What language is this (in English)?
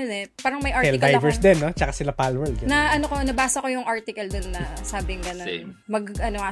Filipino